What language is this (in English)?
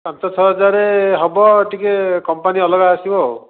Odia